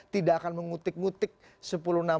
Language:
Indonesian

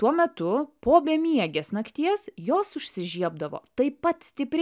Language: Lithuanian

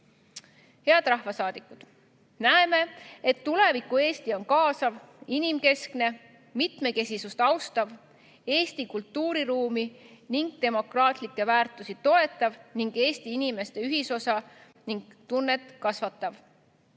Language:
Estonian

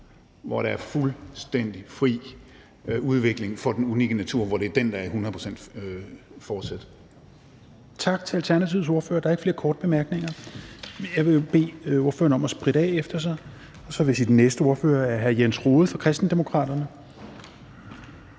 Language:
Danish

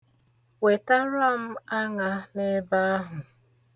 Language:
Igbo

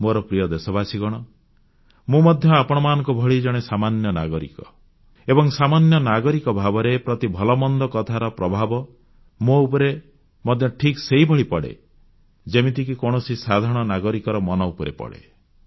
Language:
Odia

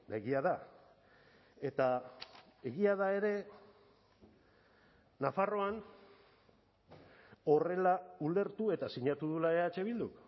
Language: Basque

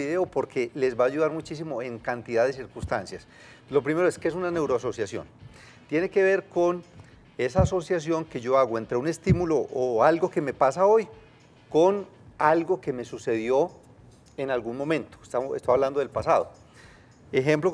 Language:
Spanish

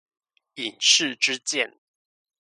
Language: Chinese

